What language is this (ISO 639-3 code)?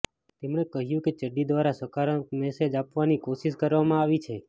guj